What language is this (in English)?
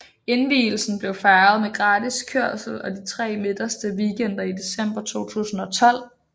Danish